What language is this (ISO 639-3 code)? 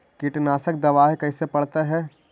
mag